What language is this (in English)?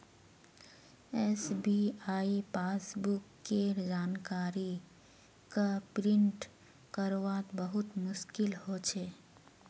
Magahi